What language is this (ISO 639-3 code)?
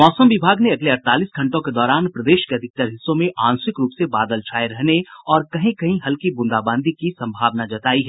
hin